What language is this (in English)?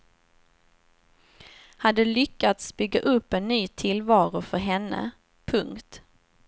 Swedish